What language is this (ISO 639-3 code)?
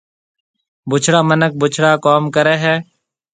mve